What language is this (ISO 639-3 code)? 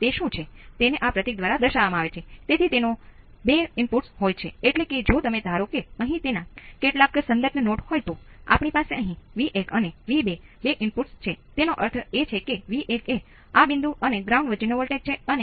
guj